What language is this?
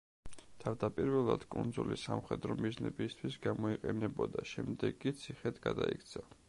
Georgian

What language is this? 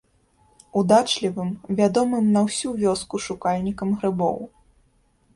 Belarusian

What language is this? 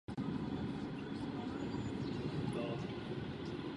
Czech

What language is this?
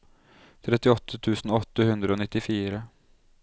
Norwegian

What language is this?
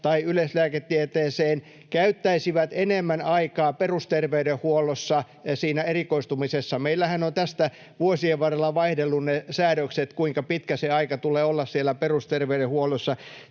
Finnish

